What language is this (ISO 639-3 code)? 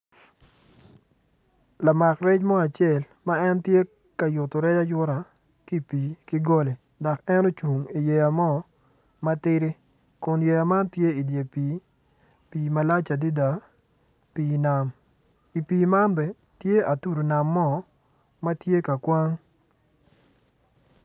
ach